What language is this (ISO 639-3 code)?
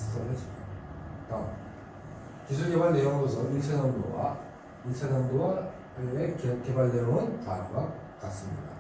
kor